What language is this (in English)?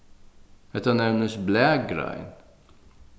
Faroese